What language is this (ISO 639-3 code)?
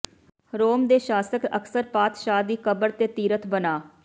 pan